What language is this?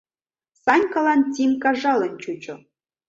Mari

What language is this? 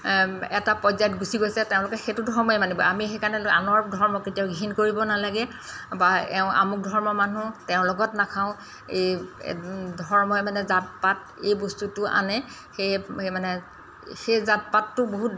Assamese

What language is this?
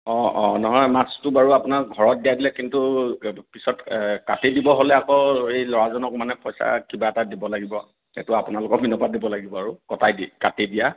Assamese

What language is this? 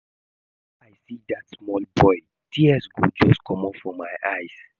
Nigerian Pidgin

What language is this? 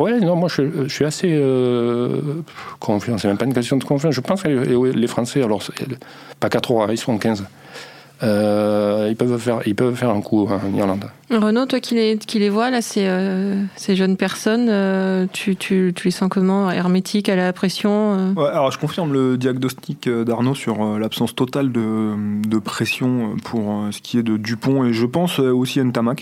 French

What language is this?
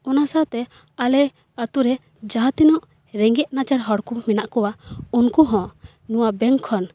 Santali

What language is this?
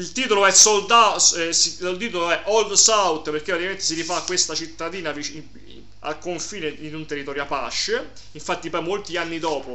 Italian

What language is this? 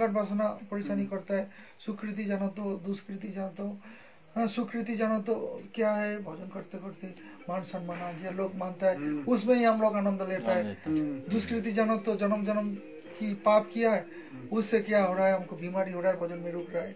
Hindi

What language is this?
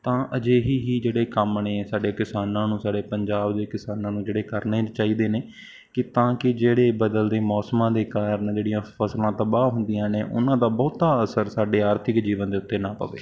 Punjabi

